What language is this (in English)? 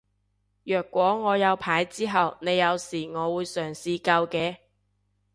Cantonese